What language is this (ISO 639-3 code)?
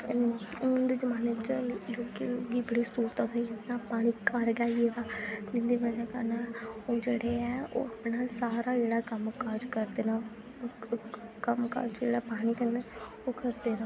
doi